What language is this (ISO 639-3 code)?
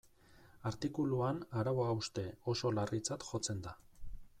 eus